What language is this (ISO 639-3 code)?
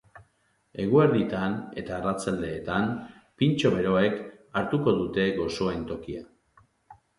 eus